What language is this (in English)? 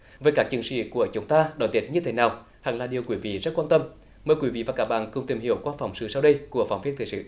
Vietnamese